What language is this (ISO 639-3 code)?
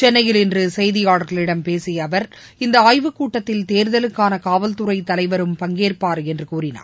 tam